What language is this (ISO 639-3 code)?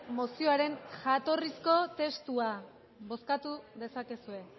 eus